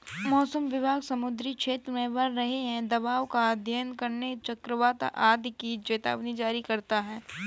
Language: Hindi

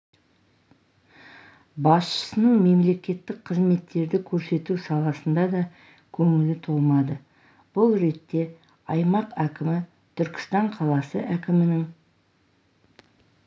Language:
Kazakh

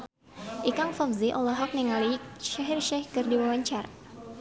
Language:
Sundanese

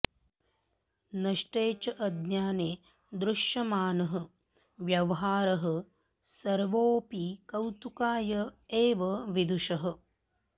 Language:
Sanskrit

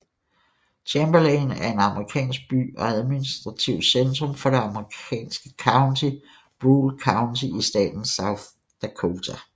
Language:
Danish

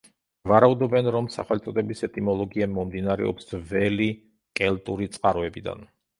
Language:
Georgian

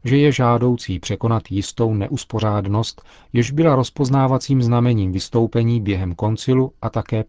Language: Czech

